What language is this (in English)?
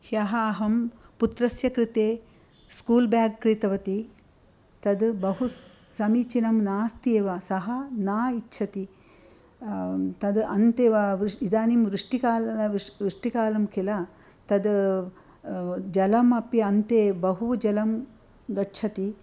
Sanskrit